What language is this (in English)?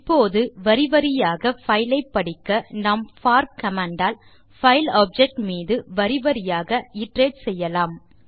Tamil